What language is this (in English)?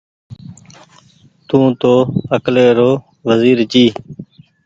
Goaria